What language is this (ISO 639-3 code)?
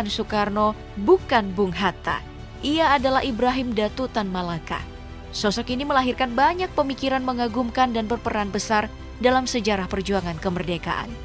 ind